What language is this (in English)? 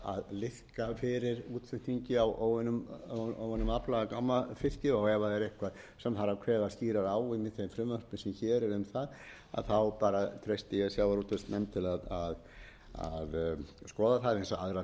Icelandic